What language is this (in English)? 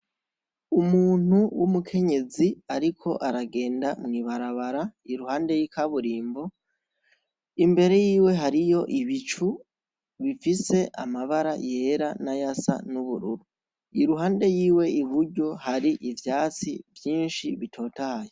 Rundi